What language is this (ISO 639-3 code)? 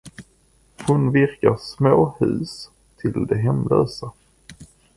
swe